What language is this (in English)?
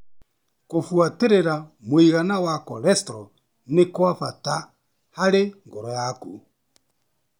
Kikuyu